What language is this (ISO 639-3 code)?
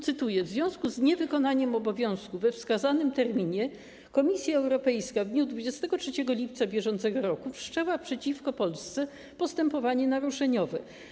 pol